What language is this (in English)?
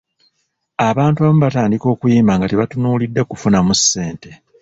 Ganda